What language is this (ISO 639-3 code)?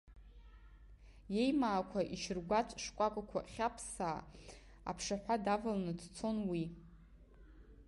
abk